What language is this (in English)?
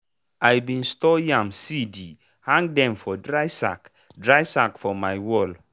Nigerian Pidgin